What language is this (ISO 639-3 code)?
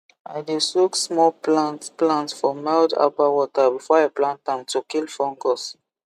pcm